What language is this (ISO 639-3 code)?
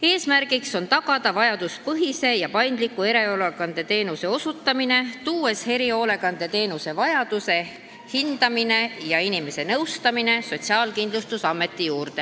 est